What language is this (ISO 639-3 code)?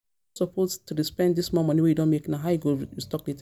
pcm